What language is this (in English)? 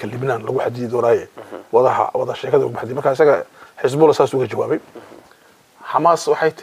Arabic